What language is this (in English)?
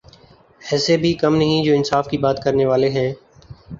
Urdu